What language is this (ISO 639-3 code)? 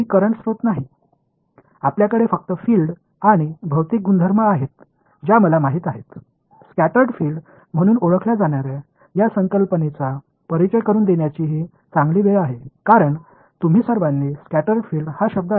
tam